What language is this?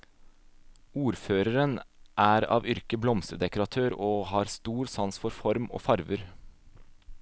Norwegian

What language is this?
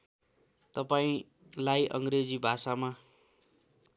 Nepali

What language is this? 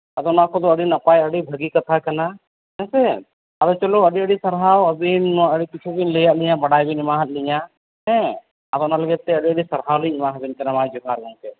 Santali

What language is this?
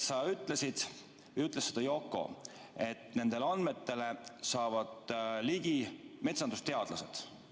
Estonian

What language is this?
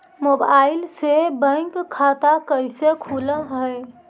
Magahi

